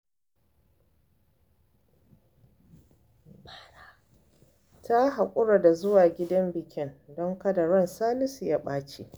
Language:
Hausa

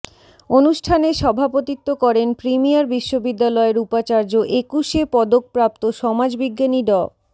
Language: Bangla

